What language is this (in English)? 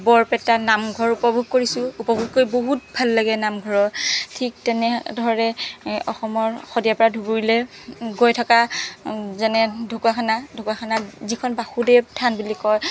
Assamese